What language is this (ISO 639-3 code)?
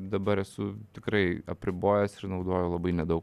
lit